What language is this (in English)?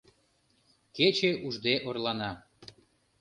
Mari